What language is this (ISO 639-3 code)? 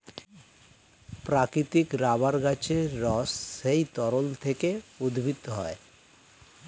ben